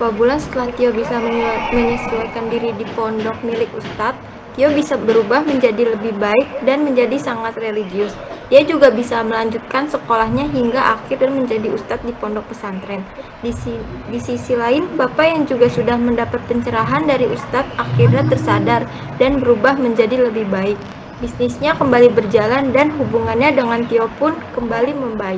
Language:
Indonesian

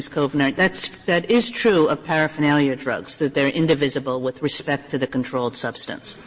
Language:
English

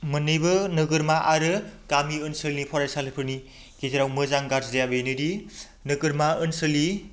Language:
Bodo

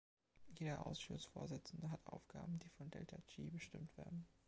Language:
German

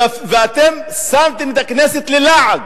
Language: Hebrew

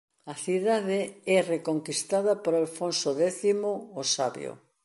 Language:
Galician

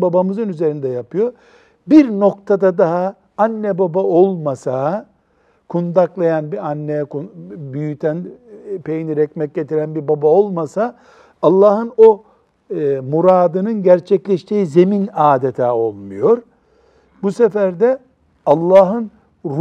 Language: Turkish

